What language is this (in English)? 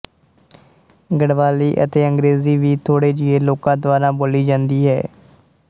Punjabi